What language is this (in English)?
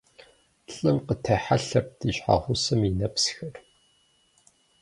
Kabardian